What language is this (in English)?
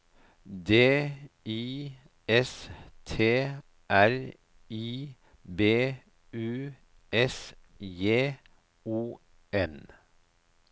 Norwegian